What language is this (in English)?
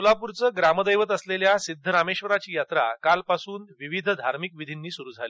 Marathi